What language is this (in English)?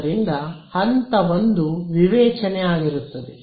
Kannada